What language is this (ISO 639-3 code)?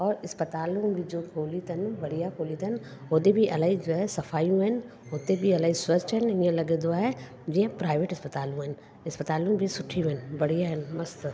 snd